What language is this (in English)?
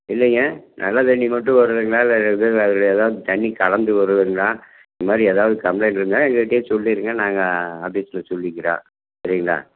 Tamil